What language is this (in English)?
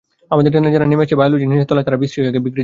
Bangla